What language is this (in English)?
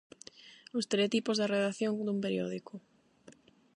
Galician